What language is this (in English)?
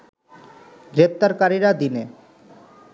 Bangla